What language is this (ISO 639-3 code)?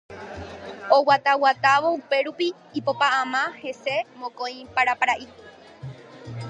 grn